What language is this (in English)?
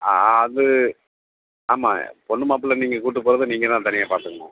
Tamil